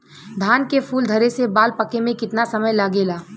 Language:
Bhojpuri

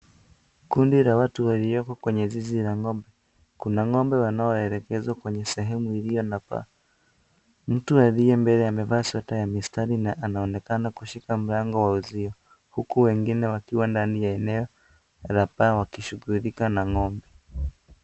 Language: Swahili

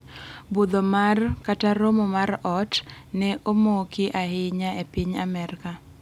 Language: Luo (Kenya and Tanzania)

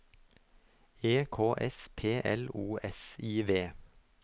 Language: Norwegian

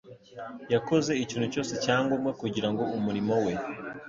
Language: Kinyarwanda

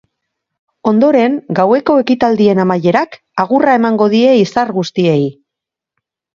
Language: Basque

